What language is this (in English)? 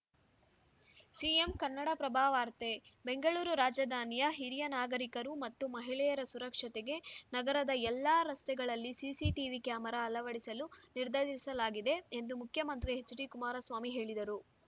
Kannada